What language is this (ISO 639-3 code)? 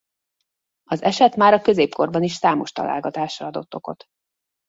hun